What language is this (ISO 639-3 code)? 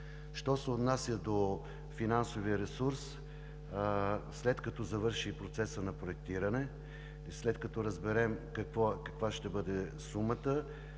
bul